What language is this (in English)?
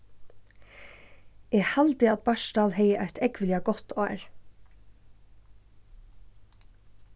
Faroese